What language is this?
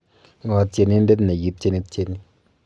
Kalenjin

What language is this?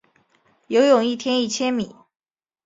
Chinese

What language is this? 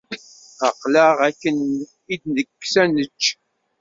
Kabyle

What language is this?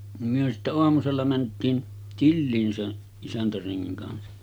Finnish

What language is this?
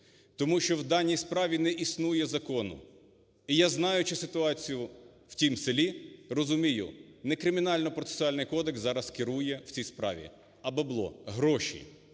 Ukrainian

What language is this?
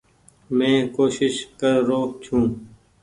Goaria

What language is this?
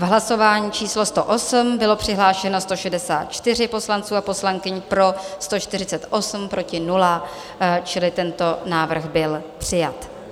Czech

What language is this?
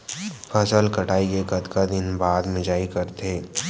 Chhattisgarhi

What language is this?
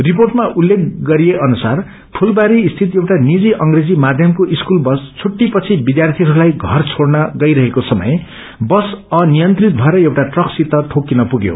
Nepali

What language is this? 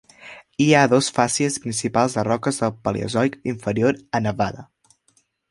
Catalan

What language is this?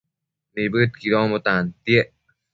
Matsés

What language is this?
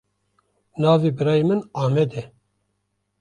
Kurdish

